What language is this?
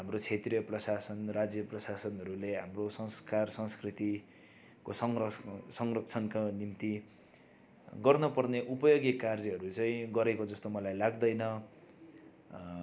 Nepali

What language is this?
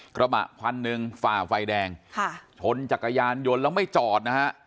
Thai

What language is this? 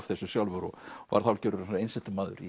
Icelandic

